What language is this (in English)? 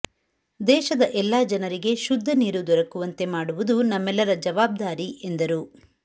Kannada